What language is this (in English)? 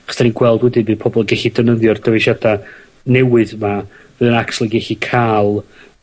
Welsh